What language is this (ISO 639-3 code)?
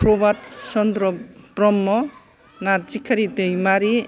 brx